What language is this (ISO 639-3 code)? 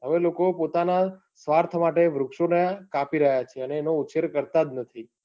guj